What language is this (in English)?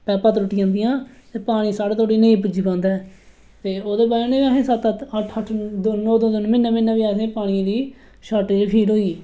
Dogri